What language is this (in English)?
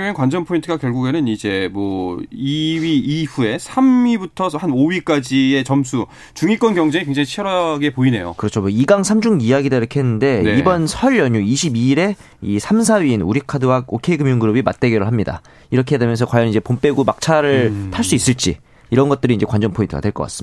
Korean